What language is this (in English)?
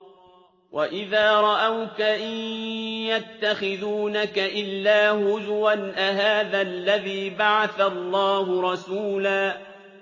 Arabic